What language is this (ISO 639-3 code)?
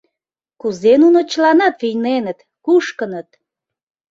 chm